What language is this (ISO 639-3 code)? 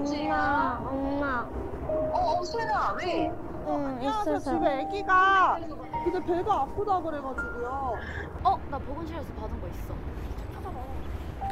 kor